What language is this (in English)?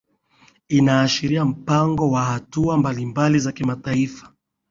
Swahili